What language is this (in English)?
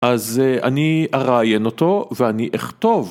Hebrew